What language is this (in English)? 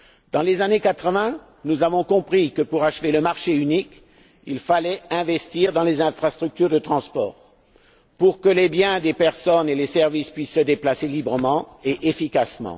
French